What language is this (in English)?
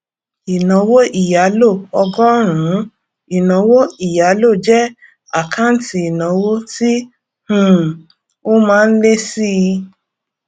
Yoruba